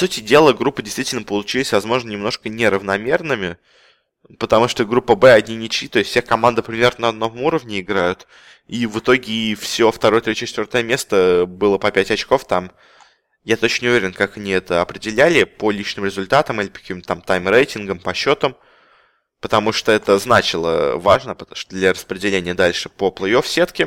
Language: Russian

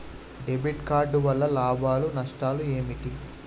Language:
Telugu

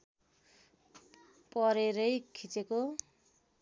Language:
Nepali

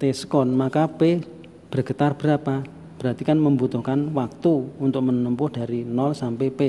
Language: Indonesian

